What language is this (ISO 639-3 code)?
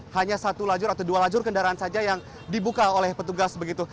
ind